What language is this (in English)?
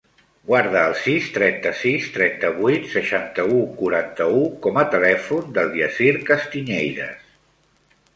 Catalan